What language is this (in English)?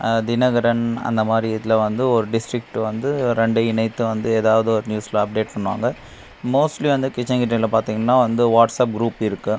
Tamil